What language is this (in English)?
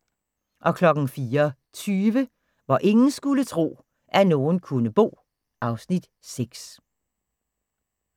Danish